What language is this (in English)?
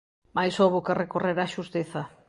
Galician